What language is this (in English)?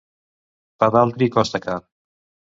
Catalan